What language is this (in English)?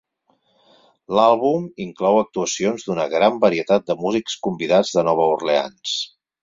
Catalan